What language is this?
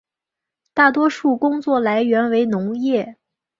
Chinese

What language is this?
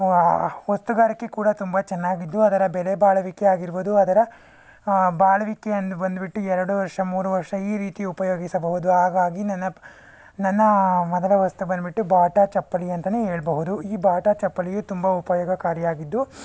Kannada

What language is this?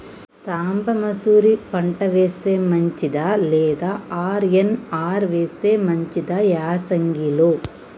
Telugu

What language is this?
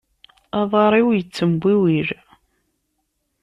Kabyle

